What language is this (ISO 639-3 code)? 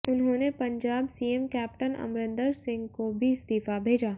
hin